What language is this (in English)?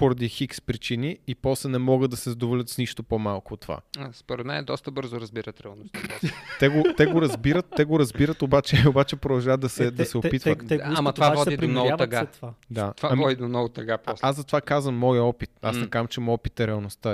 Bulgarian